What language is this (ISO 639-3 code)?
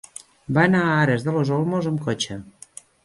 cat